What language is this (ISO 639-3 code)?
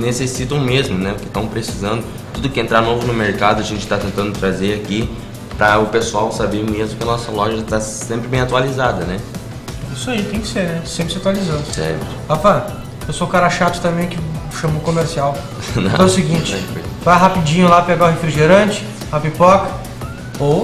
por